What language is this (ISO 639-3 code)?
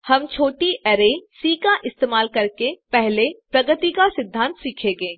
hin